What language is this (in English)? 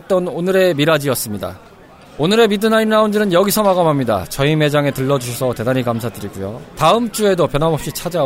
Korean